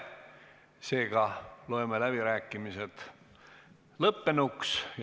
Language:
Estonian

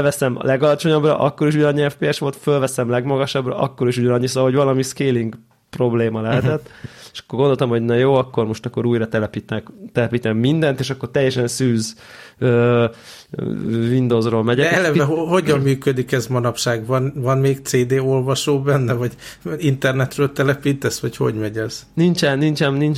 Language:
Hungarian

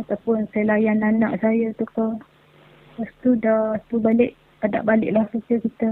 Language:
Malay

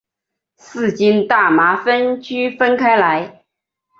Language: Chinese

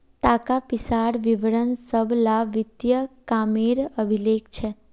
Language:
Magahi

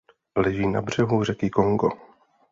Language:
Czech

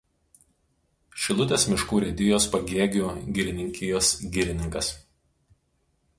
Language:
Lithuanian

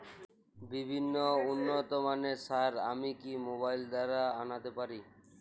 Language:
Bangla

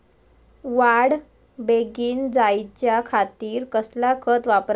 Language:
Marathi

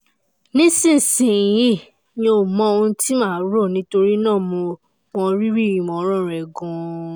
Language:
Yoruba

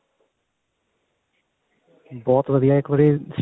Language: Punjabi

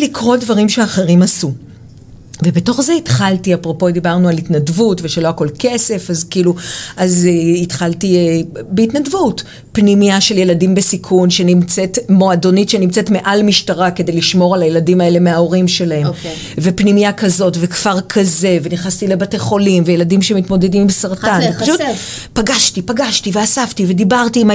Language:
Hebrew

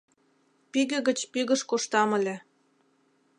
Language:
Mari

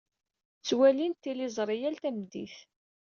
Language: Kabyle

